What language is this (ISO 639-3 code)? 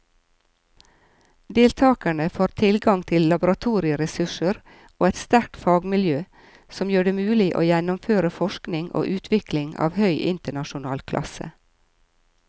nor